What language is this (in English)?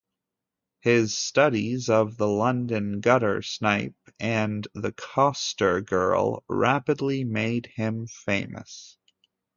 English